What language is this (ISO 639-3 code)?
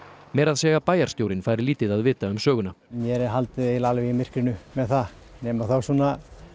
isl